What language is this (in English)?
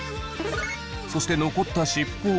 Japanese